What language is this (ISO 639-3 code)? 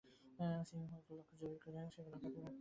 ben